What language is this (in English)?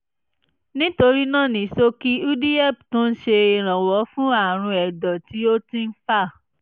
Yoruba